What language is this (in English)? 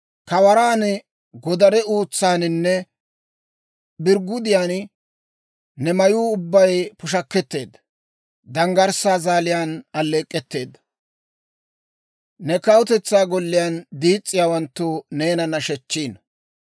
Dawro